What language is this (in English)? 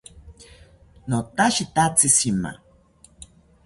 South Ucayali Ashéninka